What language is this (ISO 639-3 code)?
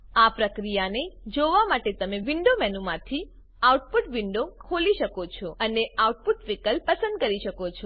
guj